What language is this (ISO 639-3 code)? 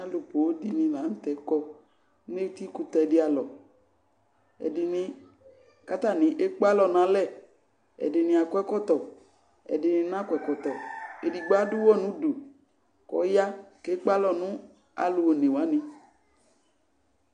kpo